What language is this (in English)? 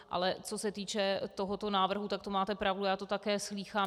Czech